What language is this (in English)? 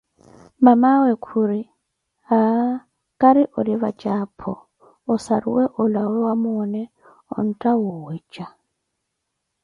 Koti